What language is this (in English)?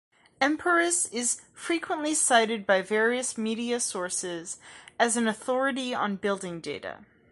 English